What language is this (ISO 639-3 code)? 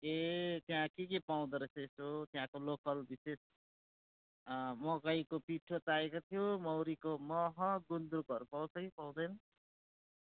nep